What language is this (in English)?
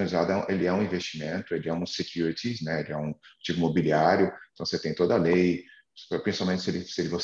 Portuguese